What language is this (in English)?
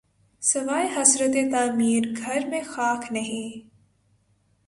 Urdu